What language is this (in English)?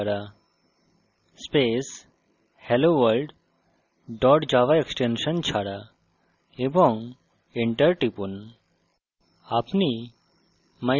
Bangla